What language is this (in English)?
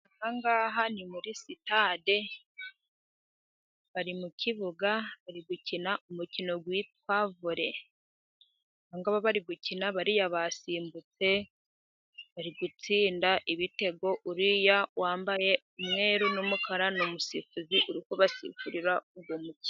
Kinyarwanda